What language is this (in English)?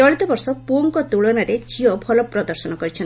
Odia